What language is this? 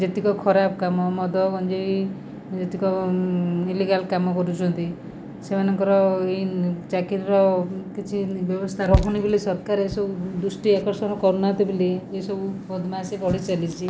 Odia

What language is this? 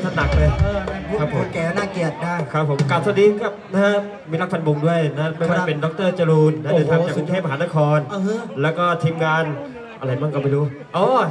Thai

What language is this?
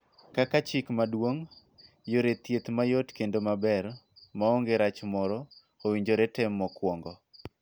Luo (Kenya and Tanzania)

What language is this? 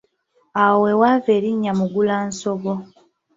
Ganda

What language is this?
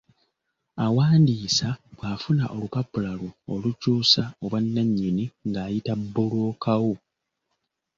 Ganda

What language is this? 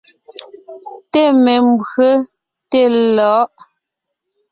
Ngiemboon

